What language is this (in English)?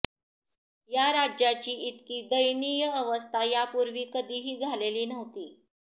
Marathi